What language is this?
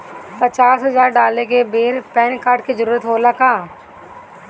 Bhojpuri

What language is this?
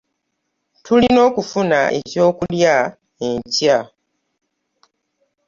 Ganda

